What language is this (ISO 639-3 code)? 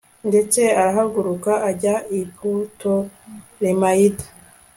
kin